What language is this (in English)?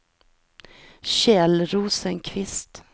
Swedish